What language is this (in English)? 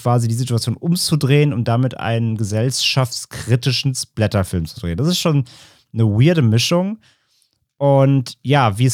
German